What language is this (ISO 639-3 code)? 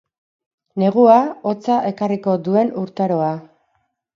eus